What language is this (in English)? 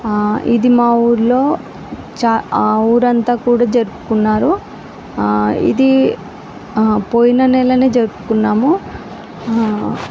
Telugu